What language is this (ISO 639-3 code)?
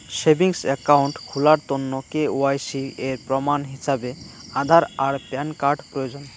ben